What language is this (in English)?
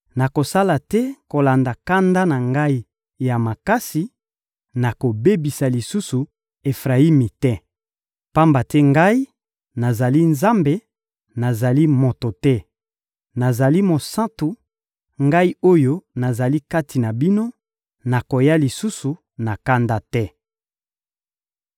Lingala